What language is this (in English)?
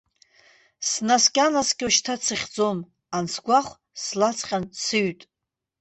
Abkhazian